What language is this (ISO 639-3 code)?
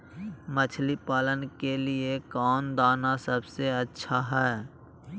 mag